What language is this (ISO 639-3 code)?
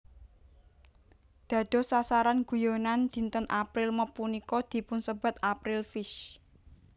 jav